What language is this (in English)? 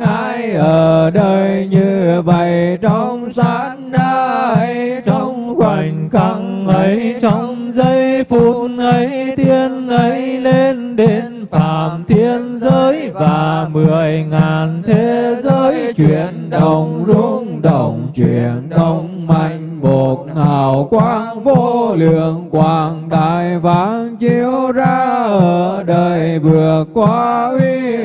Vietnamese